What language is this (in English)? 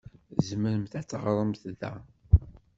Kabyle